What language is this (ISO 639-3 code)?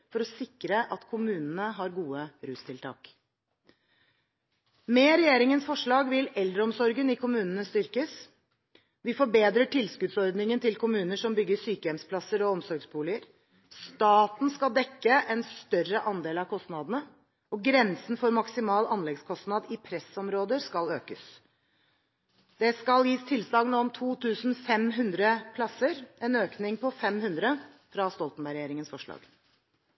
nob